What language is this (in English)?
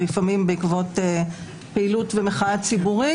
Hebrew